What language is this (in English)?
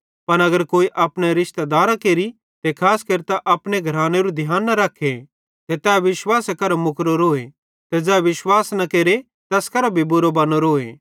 Bhadrawahi